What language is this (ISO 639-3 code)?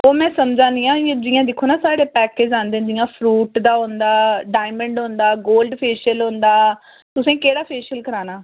doi